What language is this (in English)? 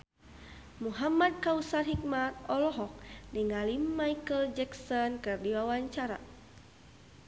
Sundanese